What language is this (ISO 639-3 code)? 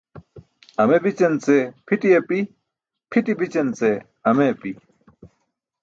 bsk